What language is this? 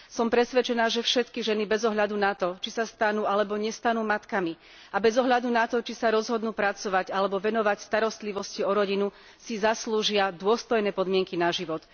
Slovak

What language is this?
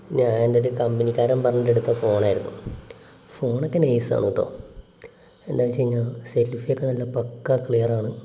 Malayalam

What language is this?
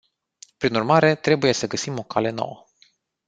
Romanian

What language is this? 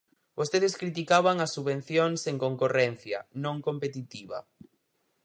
Galician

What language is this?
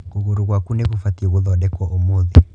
Kikuyu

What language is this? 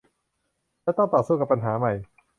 Thai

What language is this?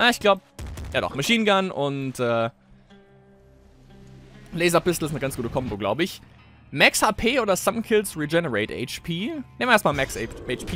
German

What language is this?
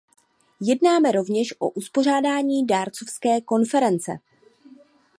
Czech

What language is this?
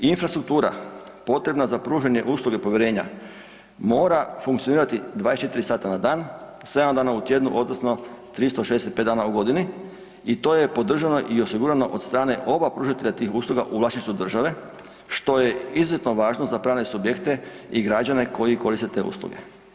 Croatian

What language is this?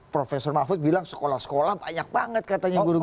Indonesian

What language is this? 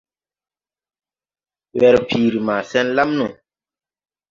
Tupuri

